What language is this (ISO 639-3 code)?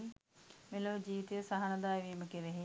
sin